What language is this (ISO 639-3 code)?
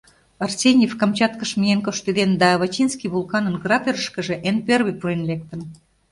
chm